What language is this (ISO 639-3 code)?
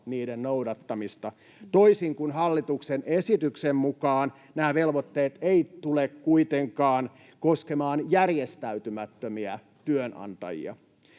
fin